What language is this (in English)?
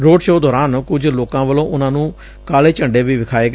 Punjabi